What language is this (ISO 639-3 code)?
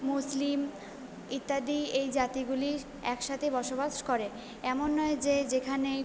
ben